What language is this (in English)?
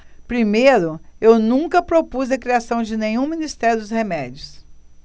Portuguese